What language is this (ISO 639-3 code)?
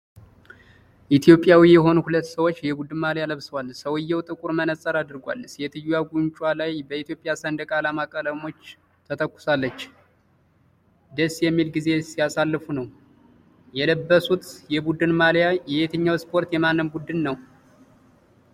amh